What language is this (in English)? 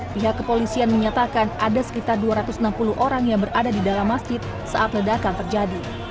Indonesian